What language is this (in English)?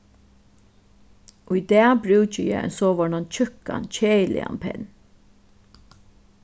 Faroese